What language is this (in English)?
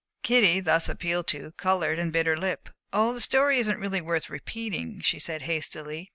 English